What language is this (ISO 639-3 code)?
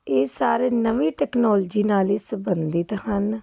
pan